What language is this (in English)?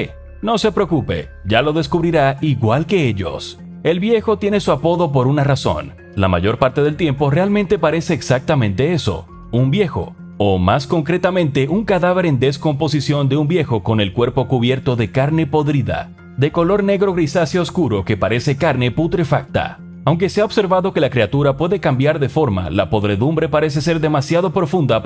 Spanish